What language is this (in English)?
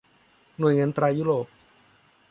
Thai